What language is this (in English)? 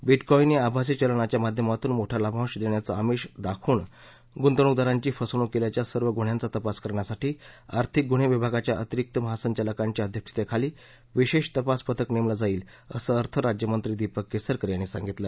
Marathi